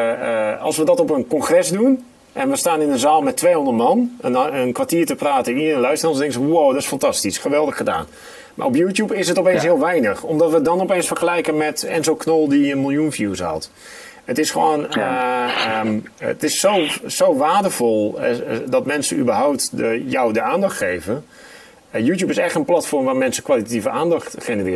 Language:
Dutch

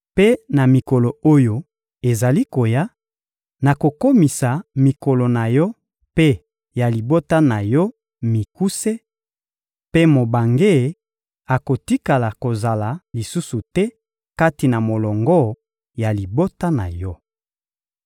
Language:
Lingala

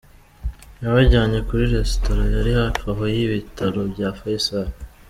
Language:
Kinyarwanda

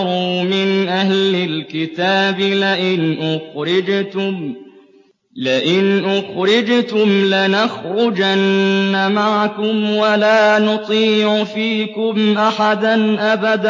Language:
Arabic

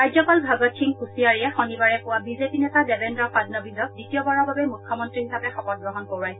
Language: Assamese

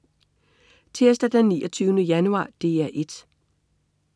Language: Danish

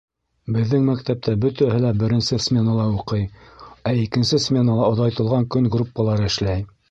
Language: Bashkir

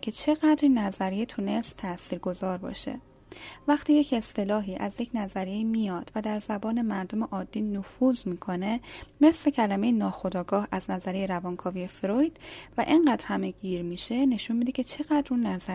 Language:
Persian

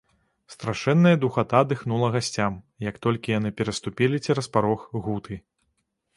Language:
Belarusian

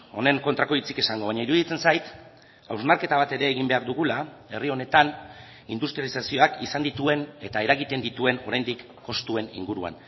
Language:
Basque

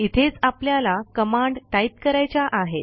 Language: Marathi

